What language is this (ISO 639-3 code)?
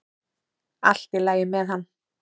isl